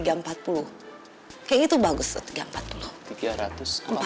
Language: Indonesian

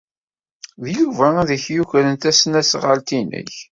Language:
Kabyle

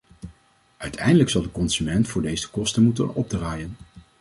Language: Dutch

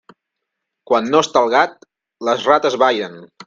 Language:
Catalan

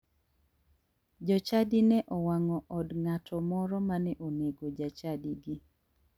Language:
Luo (Kenya and Tanzania)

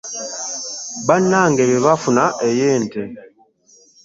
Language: Ganda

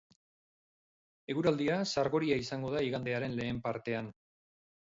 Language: Basque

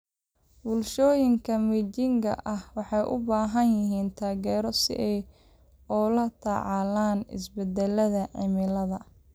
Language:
Somali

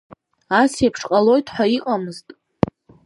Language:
Abkhazian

